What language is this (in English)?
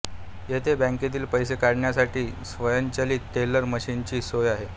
Marathi